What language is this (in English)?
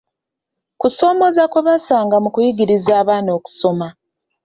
Ganda